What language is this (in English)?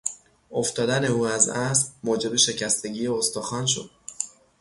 Persian